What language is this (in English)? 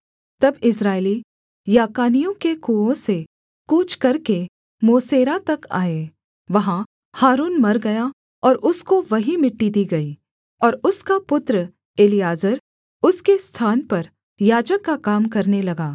Hindi